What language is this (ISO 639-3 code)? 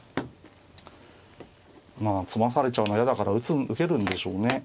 jpn